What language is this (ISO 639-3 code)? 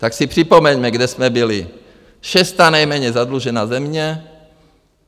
ces